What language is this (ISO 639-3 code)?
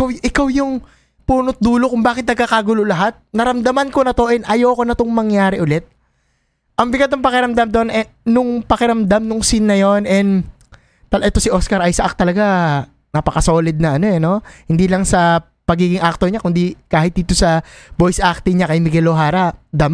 fil